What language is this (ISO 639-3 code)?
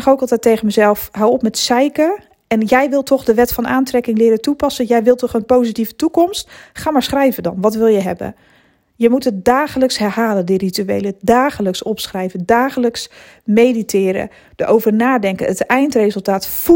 nld